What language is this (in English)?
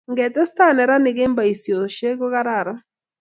Kalenjin